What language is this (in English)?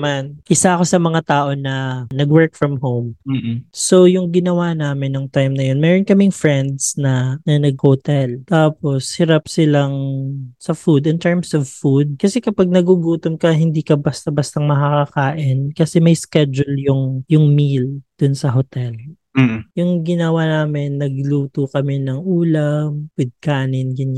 Filipino